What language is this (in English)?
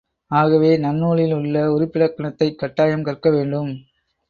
Tamil